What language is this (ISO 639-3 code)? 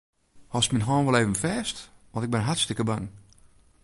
fry